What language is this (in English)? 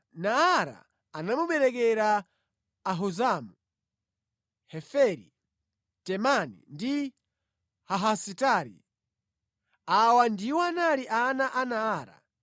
Nyanja